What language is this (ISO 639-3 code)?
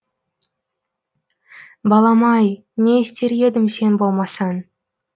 kaz